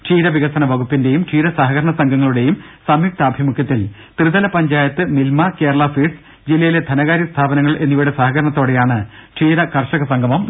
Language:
Malayalam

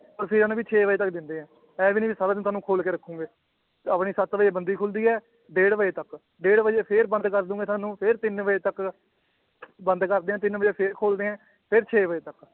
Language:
Punjabi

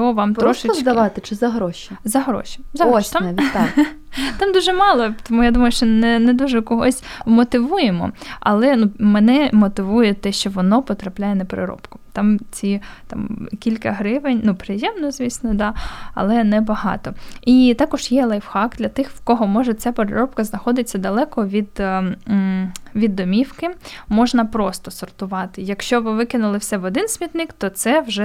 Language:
Ukrainian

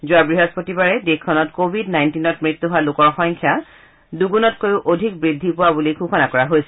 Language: Assamese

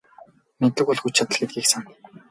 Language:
Mongolian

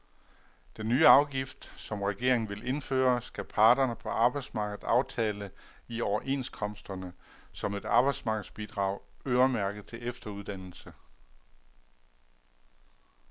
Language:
Danish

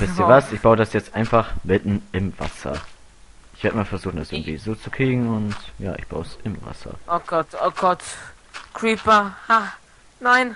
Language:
German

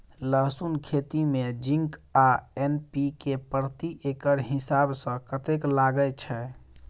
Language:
Maithili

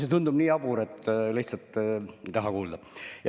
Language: Estonian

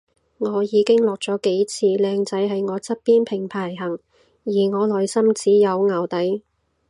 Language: Cantonese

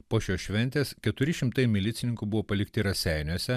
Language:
Lithuanian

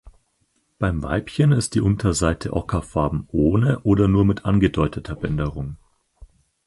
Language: German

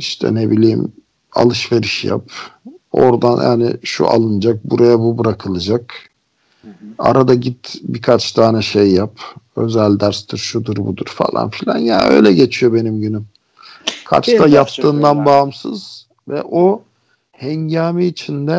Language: Turkish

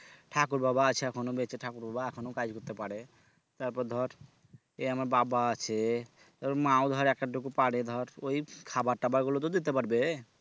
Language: Bangla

